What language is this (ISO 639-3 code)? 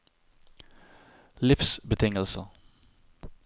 nor